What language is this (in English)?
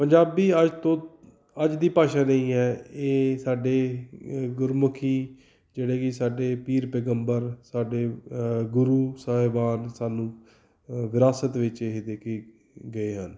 Punjabi